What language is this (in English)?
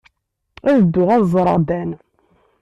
Kabyle